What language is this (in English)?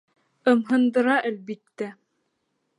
Bashkir